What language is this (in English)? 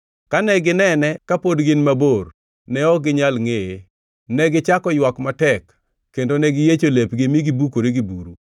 Luo (Kenya and Tanzania)